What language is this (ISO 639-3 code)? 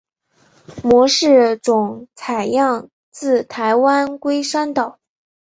zho